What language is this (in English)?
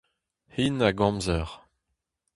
Breton